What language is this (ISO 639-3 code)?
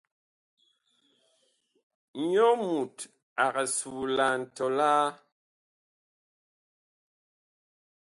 bkh